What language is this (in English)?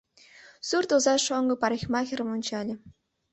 Mari